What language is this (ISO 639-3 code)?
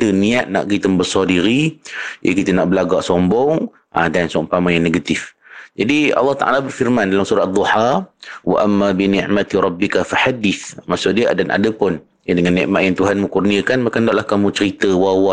msa